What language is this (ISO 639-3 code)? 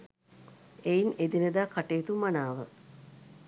sin